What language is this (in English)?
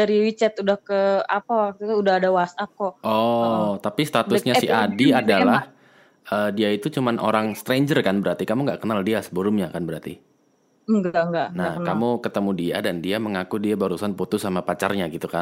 Indonesian